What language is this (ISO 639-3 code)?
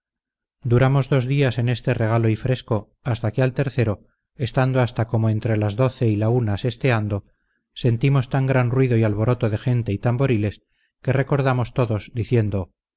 spa